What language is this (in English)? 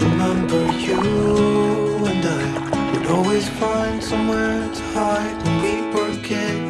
German